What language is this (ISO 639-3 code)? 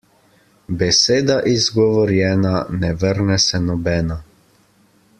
slv